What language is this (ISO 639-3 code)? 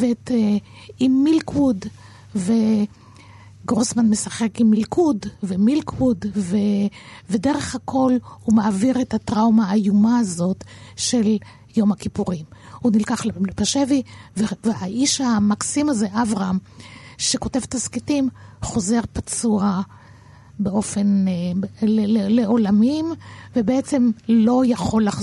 heb